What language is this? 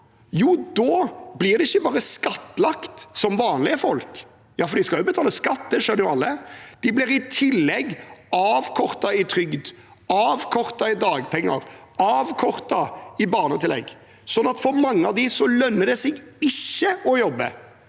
Norwegian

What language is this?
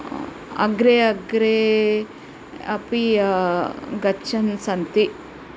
Sanskrit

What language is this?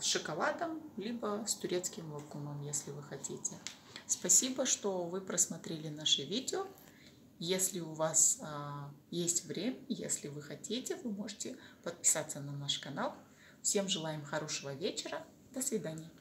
Russian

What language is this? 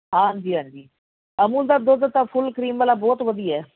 Punjabi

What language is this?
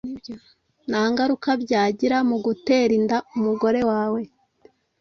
Kinyarwanda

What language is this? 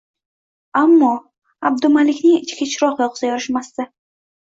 Uzbek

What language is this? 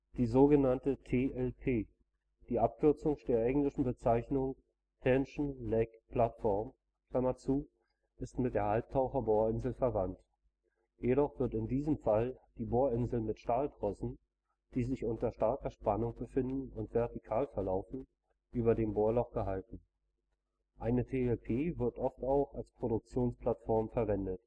German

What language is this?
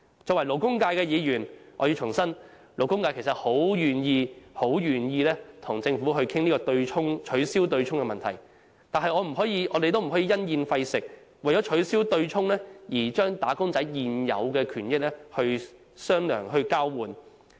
Cantonese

